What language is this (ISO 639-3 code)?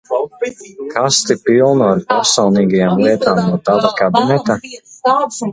lav